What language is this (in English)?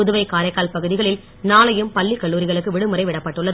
Tamil